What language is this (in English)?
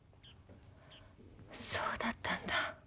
Japanese